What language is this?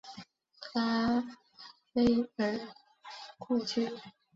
Chinese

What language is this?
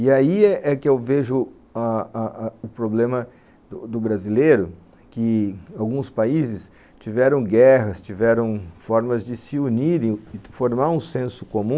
Portuguese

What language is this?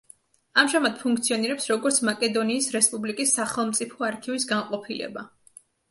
Georgian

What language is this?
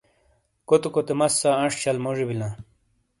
Shina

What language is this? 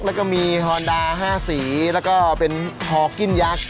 Thai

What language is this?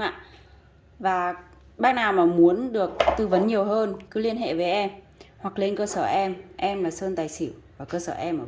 Vietnamese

